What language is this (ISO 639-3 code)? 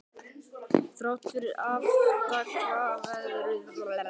isl